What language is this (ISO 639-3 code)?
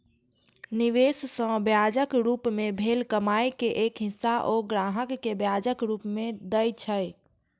mai